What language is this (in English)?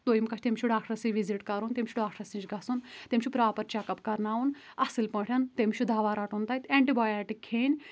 Kashmiri